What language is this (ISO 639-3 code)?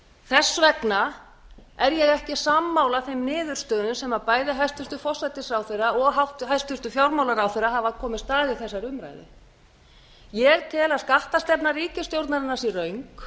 isl